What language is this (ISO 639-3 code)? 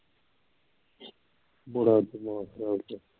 pan